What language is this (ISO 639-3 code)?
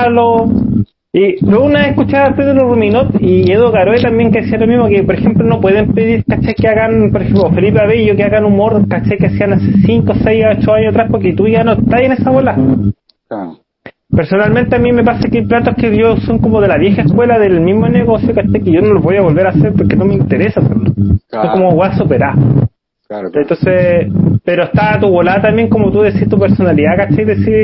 spa